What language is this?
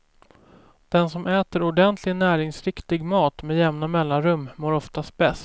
Swedish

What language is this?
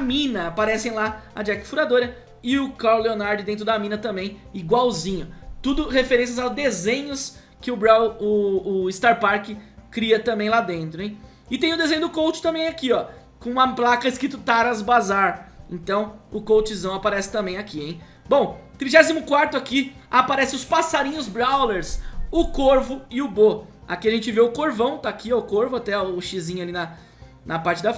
Portuguese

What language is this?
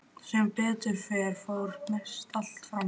Icelandic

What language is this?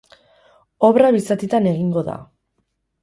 Basque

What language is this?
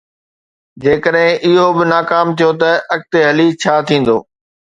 Sindhi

